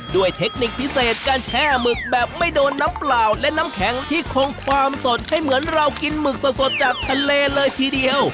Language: Thai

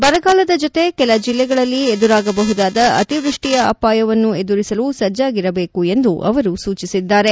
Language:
Kannada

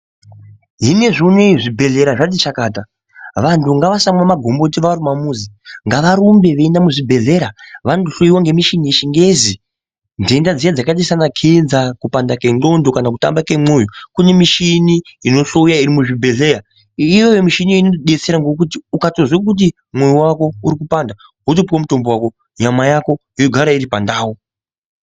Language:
Ndau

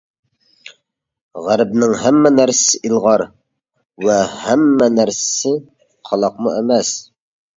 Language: Uyghur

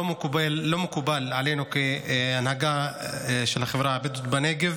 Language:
Hebrew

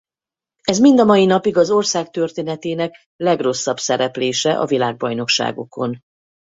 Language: Hungarian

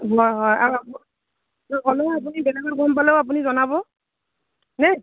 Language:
Assamese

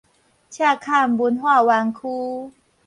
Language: Min Nan Chinese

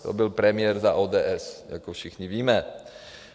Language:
Czech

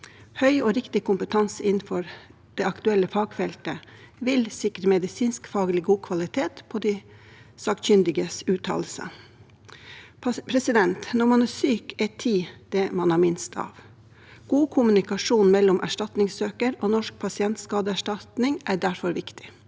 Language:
Norwegian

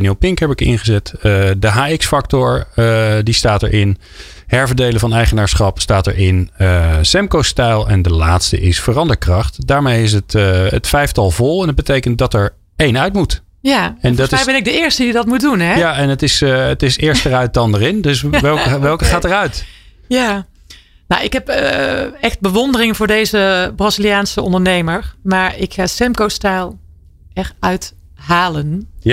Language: Dutch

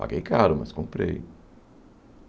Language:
Portuguese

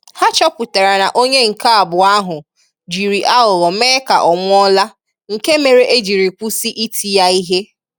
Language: Igbo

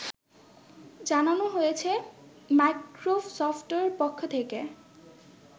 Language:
Bangla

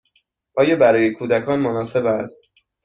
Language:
Persian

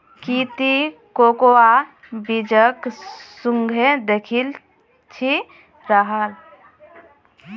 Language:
Magahi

